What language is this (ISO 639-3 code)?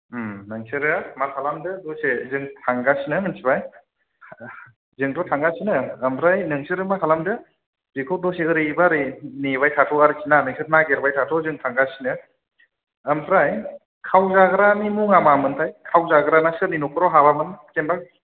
brx